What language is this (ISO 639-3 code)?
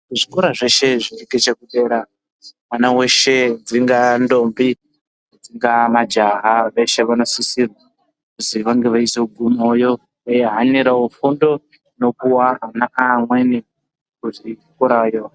ndc